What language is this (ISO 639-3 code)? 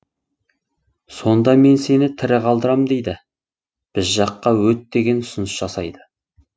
kaz